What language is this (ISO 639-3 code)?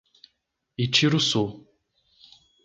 por